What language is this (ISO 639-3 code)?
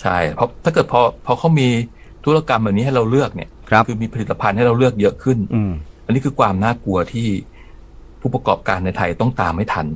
tha